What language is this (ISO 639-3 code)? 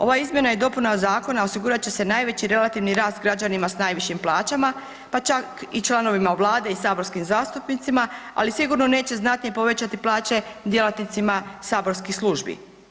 hrv